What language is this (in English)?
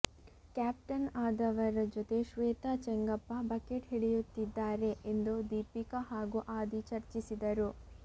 Kannada